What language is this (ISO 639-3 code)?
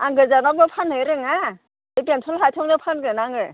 brx